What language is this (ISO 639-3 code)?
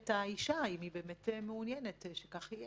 heb